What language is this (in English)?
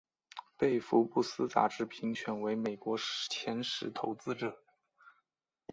Chinese